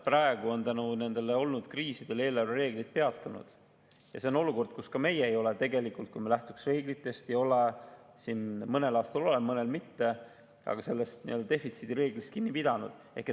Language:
Estonian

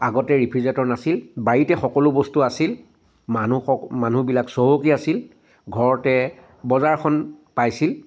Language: Assamese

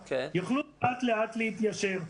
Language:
Hebrew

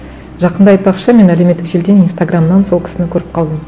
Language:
Kazakh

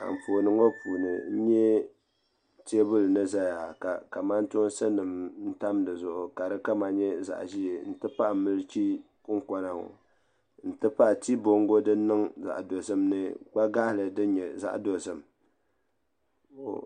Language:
Dagbani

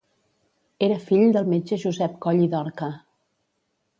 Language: Catalan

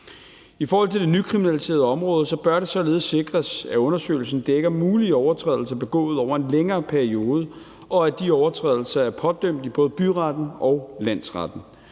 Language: Danish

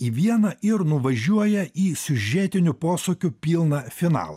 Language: Lithuanian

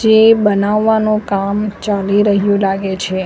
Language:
Gujarati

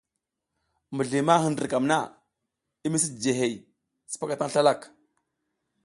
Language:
South Giziga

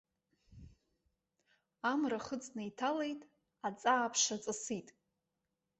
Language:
Abkhazian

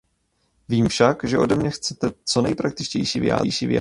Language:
Czech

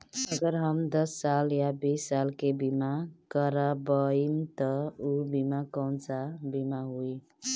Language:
Bhojpuri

